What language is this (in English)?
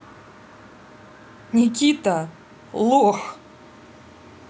Russian